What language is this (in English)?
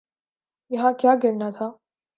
Urdu